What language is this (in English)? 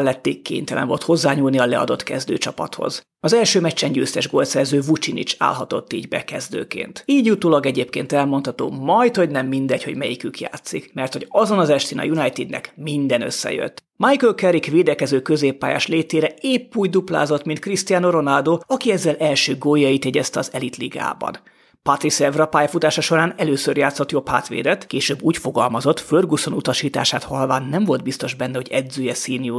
Hungarian